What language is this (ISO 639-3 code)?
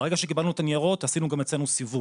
heb